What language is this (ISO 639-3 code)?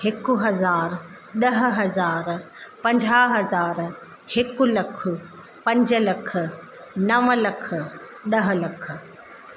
snd